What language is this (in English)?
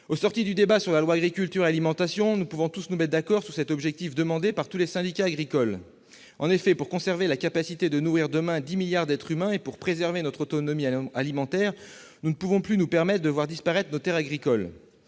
French